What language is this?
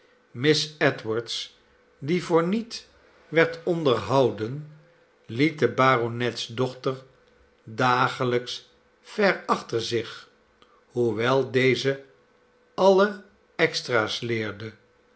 Dutch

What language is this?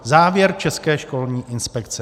Czech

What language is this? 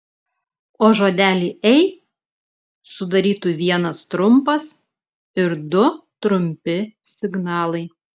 Lithuanian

